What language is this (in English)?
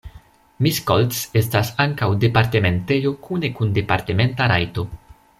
Esperanto